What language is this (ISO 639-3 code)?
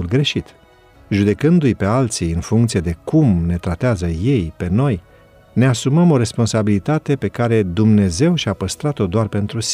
ron